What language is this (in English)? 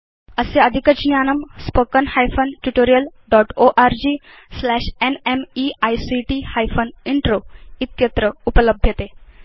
Sanskrit